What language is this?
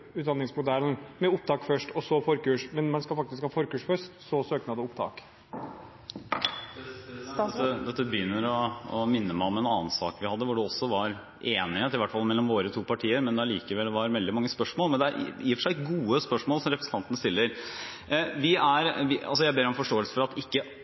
Norwegian Bokmål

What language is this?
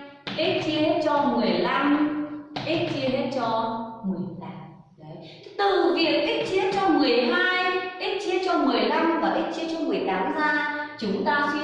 Vietnamese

